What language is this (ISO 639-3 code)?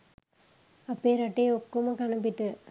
sin